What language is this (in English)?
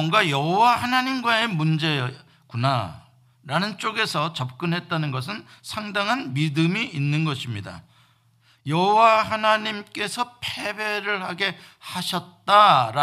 Korean